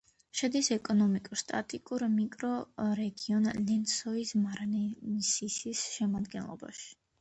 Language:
Georgian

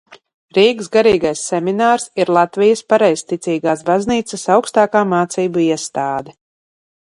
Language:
Latvian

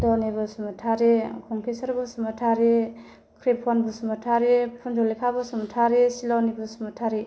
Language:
Bodo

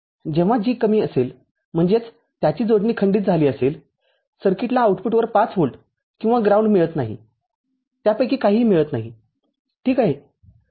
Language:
Marathi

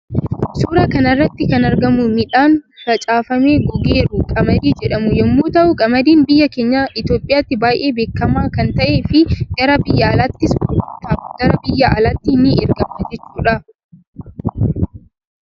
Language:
Oromo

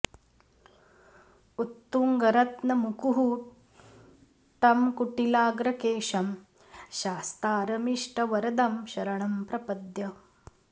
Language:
Sanskrit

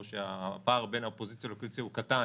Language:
Hebrew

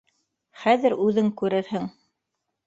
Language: Bashkir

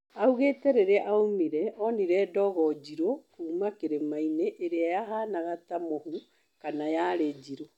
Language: Kikuyu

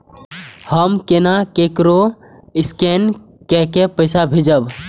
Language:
Maithili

